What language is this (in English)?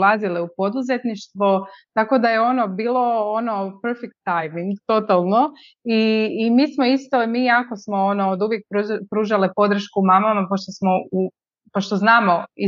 Croatian